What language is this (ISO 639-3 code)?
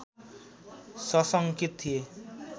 nep